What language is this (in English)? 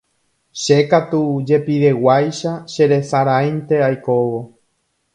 Guarani